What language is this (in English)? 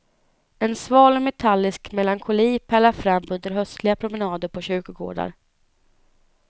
Swedish